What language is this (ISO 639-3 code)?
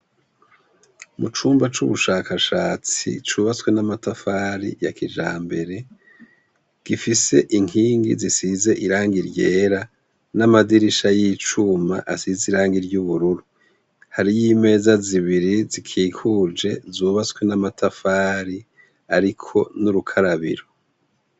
run